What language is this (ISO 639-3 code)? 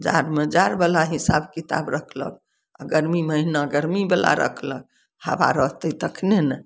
mai